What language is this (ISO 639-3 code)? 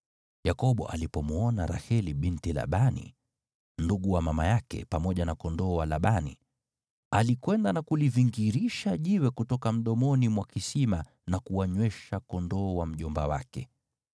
swa